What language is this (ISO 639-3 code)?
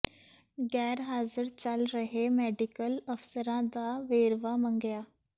pan